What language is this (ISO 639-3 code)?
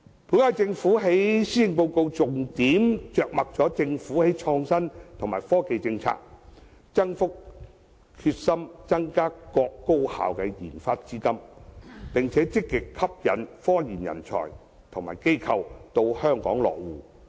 yue